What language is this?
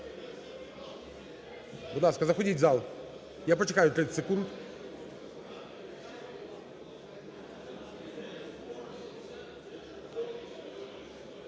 Ukrainian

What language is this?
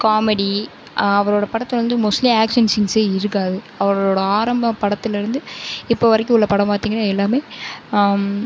Tamil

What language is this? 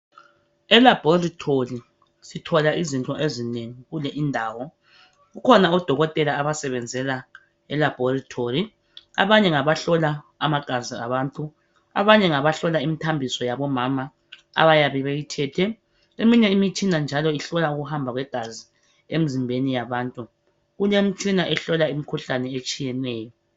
North Ndebele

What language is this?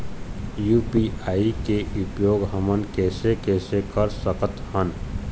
Chhattisgarhi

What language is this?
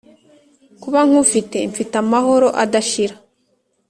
Kinyarwanda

